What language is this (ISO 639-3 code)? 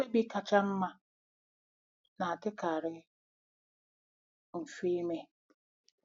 ibo